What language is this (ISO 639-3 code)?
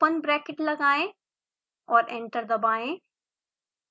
hin